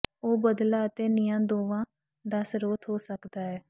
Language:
Punjabi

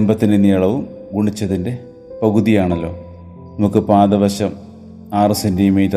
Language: Malayalam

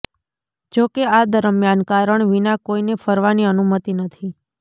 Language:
Gujarati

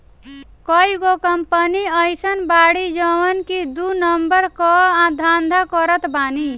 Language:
Bhojpuri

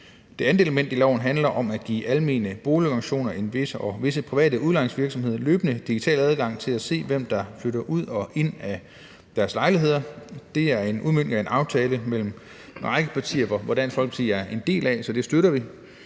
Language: Danish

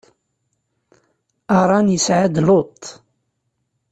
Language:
Kabyle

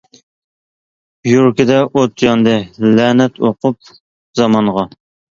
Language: Uyghur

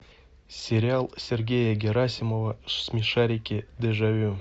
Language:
Russian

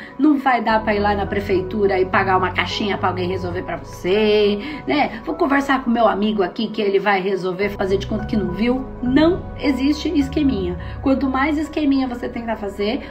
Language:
Portuguese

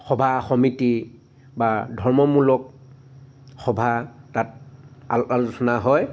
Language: Assamese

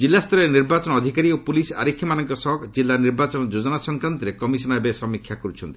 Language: Odia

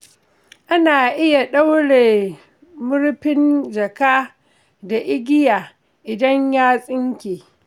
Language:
Hausa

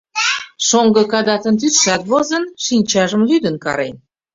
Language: Mari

